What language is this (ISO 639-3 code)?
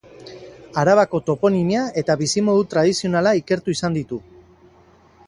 eus